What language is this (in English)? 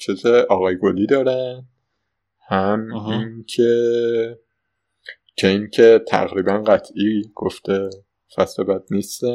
Persian